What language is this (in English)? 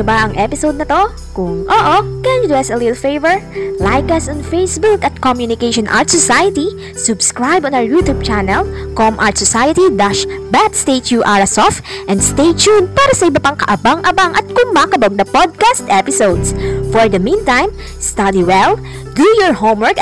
Filipino